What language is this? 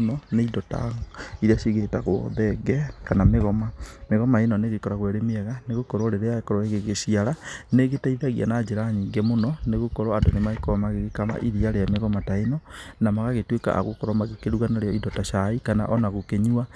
Kikuyu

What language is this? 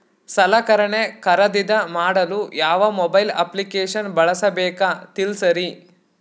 Kannada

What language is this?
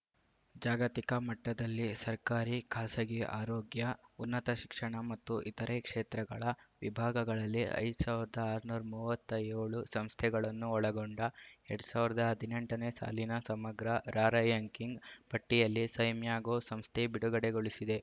Kannada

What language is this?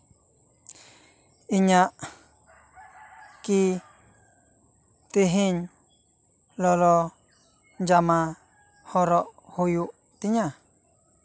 Santali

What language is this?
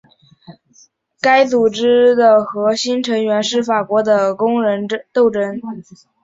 Chinese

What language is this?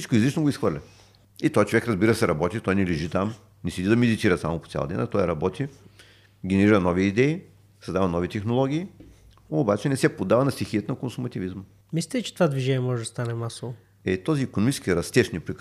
Bulgarian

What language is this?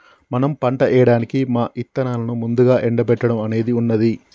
Telugu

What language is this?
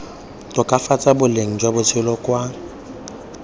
Tswana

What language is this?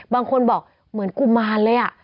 Thai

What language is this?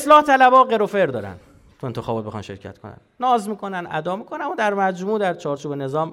Persian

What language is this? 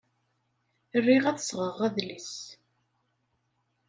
Kabyle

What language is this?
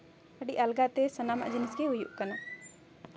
Santali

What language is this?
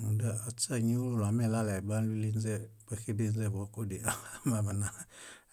Bayot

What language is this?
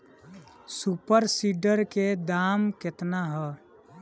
Bhojpuri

